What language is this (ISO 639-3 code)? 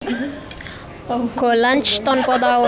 jav